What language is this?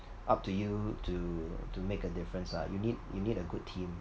English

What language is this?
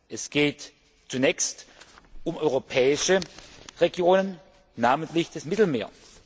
German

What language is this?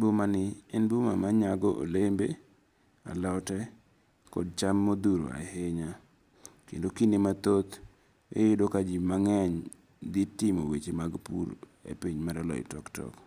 Luo (Kenya and Tanzania)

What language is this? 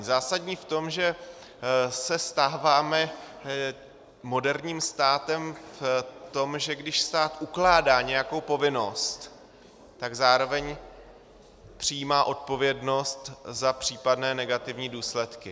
Czech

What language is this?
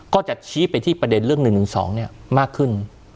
Thai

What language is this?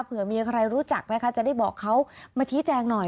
Thai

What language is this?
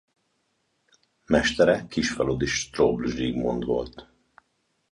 Hungarian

